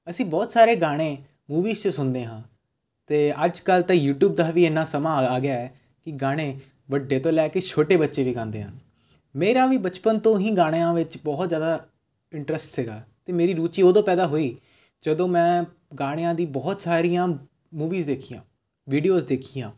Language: Punjabi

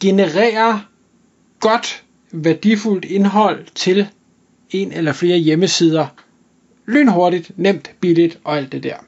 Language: Danish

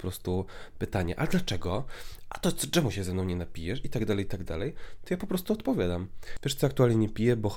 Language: Polish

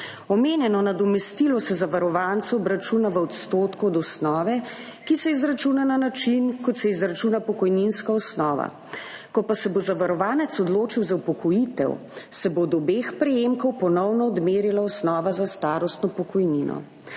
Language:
Slovenian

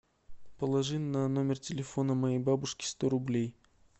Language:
Russian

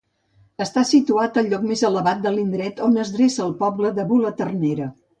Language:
Catalan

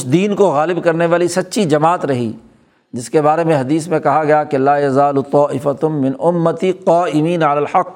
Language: Urdu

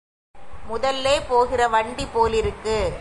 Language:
Tamil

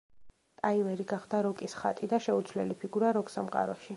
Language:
Georgian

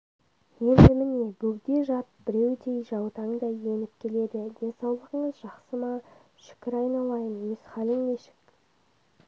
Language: Kazakh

